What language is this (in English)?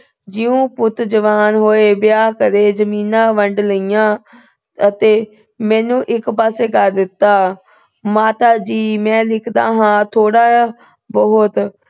Punjabi